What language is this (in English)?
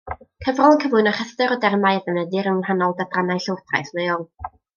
Welsh